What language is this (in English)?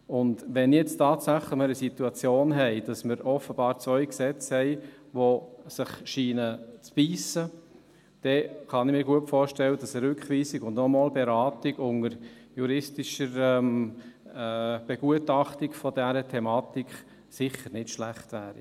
Swiss German